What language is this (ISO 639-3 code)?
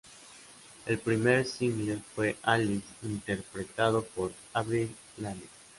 spa